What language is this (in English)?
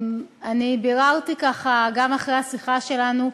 Hebrew